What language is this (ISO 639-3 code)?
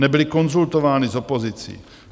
ces